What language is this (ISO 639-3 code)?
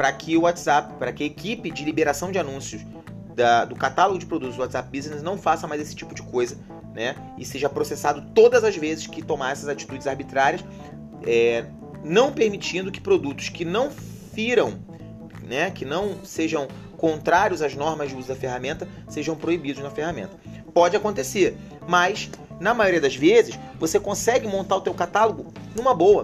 por